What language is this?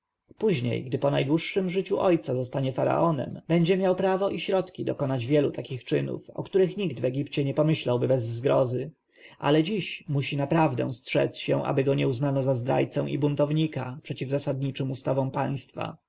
Polish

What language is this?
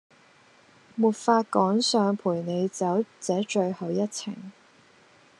Cantonese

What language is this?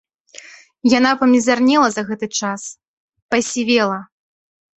Belarusian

